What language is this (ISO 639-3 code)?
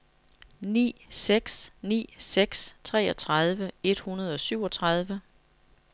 dan